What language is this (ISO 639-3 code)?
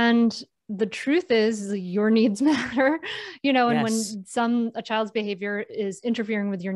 eng